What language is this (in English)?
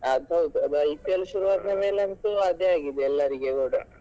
Kannada